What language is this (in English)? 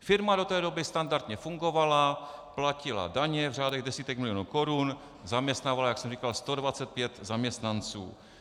Czech